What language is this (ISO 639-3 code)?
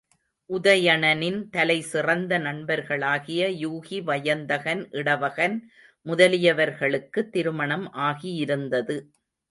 tam